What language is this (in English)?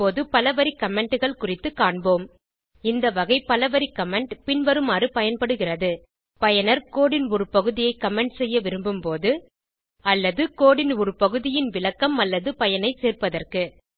Tamil